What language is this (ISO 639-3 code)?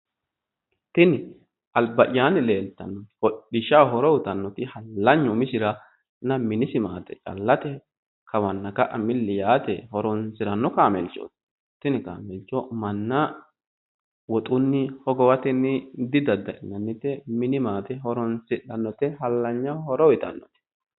sid